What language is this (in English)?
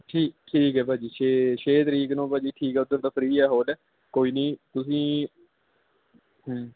Punjabi